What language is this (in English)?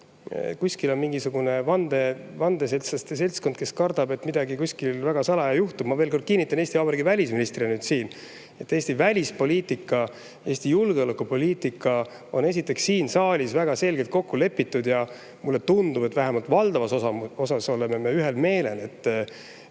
Estonian